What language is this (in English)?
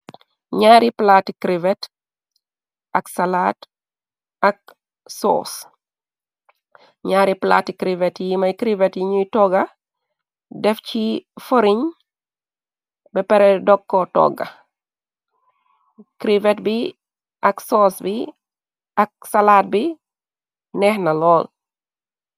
Wolof